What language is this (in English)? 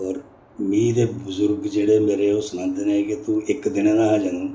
Dogri